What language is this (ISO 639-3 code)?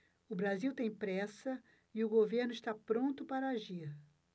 por